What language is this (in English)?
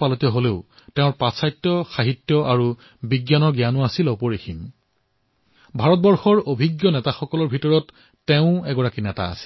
Assamese